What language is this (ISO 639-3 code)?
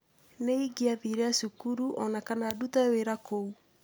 kik